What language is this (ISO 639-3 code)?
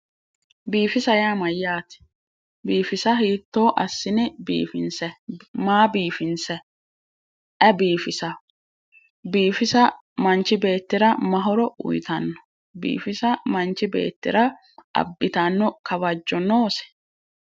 sid